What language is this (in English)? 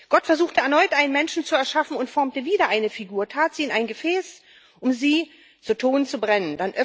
German